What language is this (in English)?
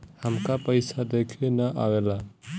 Bhojpuri